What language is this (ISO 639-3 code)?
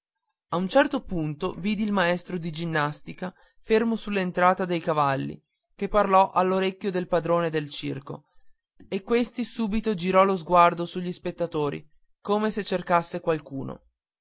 ita